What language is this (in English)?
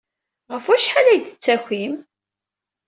Kabyle